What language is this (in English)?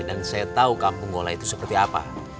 Indonesian